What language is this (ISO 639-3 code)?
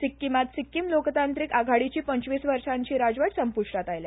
kok